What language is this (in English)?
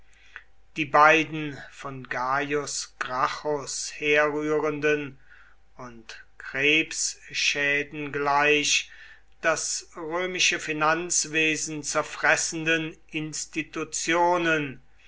German